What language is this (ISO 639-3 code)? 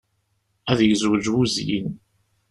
kab